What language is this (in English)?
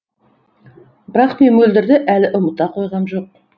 Kazakh